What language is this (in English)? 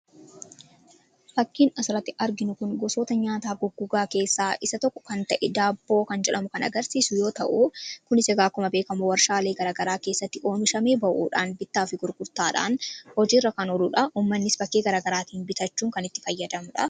Oromo